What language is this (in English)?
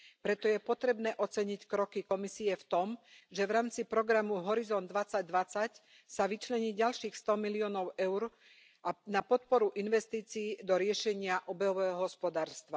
Slovak